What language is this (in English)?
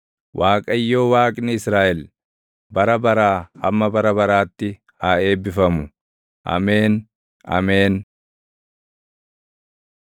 Oromo